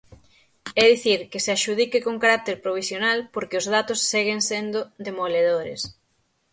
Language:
Galician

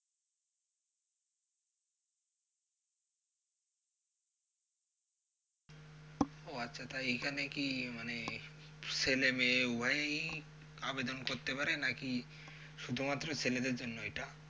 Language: Bangla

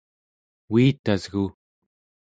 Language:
Central Yupik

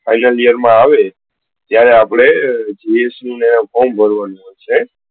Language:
Gujarati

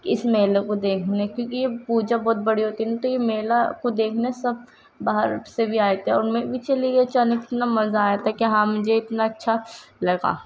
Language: Urdu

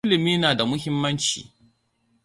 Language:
Hausa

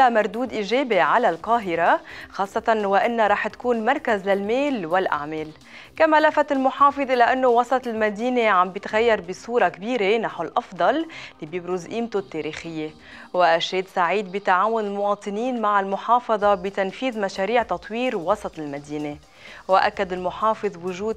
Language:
Arabic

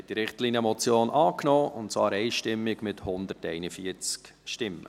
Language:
Swiss German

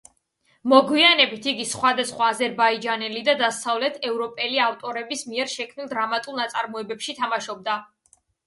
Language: Georgian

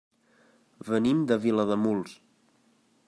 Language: Catalan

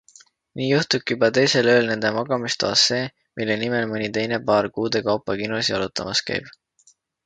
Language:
Estonian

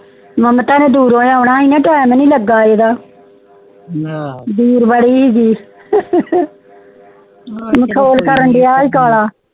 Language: Punjabi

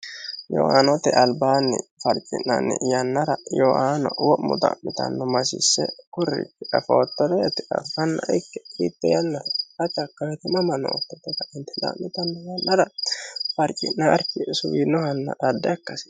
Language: Sidamo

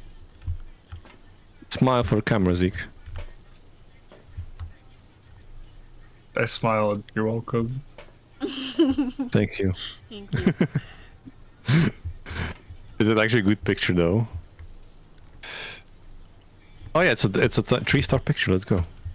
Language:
English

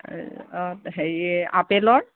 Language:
Assamese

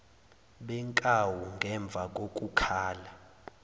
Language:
Zulu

